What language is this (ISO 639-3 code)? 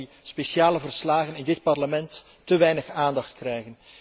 nld